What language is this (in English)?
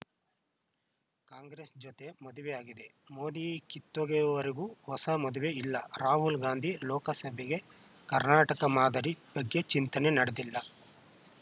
Kannada